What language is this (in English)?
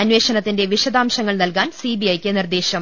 Malayalam